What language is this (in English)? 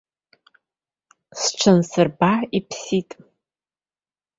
Abkhazian